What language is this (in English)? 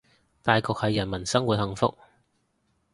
Cantonese